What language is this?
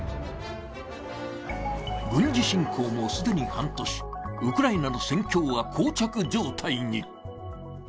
Japanese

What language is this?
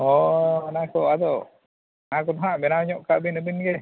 Santali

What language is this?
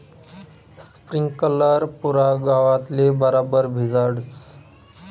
Marathi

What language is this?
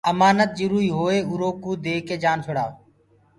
Gurgula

